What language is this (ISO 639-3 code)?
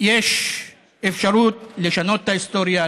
heb